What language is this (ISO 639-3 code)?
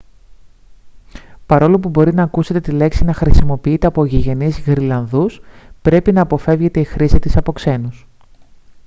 ell